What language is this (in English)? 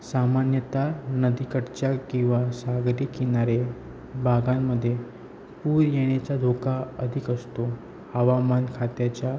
Marathi